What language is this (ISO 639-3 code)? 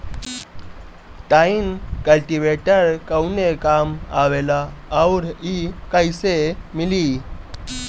bho